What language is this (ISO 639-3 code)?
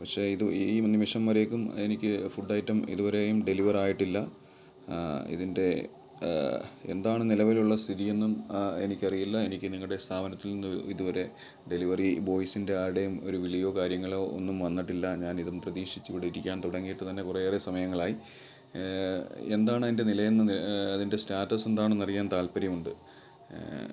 mal